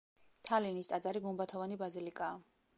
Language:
Georgian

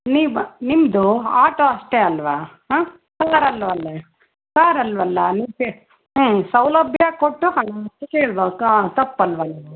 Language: Kannada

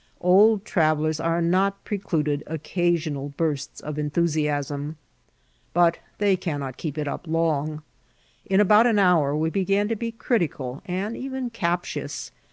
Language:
English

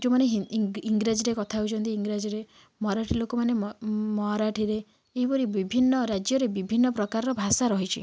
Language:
Odia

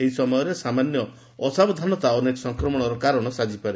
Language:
Odia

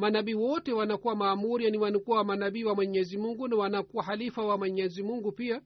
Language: Swahili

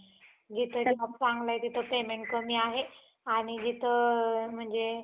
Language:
Marathi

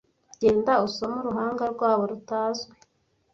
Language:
Kinyarwanda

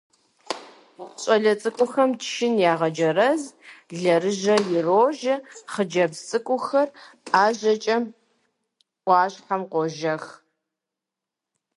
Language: Kabardian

